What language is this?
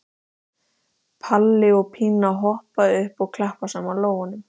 Icelandic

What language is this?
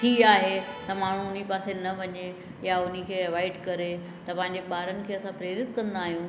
Sindhi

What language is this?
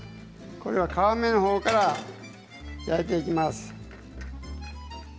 Japanese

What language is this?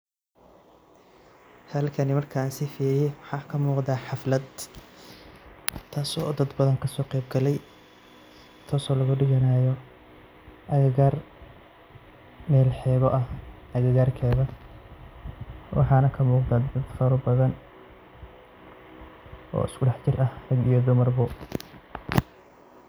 Somali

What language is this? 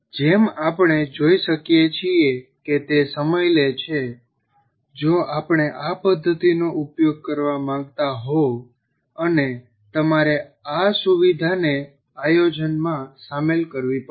Gujarati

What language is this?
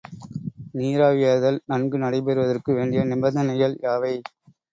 Tamil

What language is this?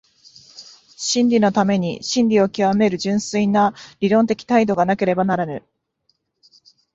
Japanese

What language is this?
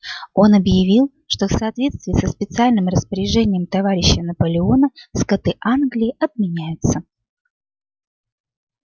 Russian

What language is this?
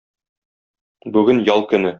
Tatar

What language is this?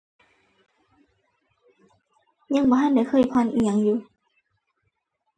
Thai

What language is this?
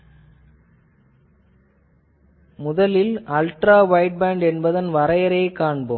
Tamil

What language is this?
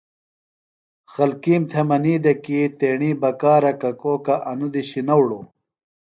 Phalura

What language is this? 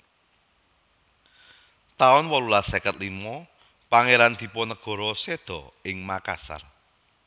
Javanese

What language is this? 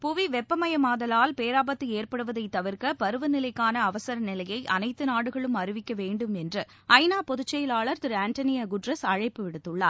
Tamil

